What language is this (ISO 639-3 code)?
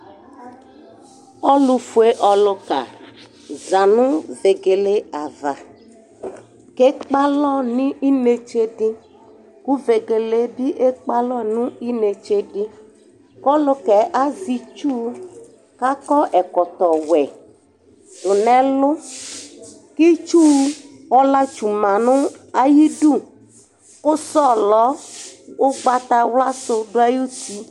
kpo